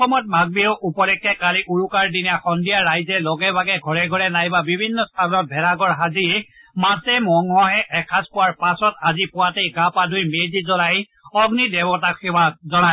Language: Assamese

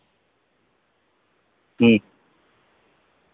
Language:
Santali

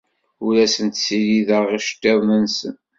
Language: Kabyle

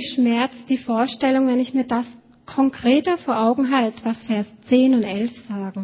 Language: German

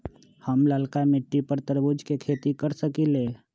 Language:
Magahi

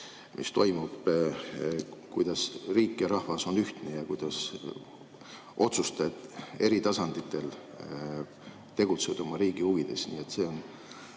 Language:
Estonian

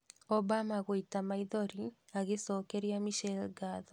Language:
Kikuyu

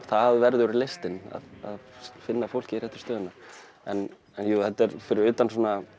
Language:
Icelandic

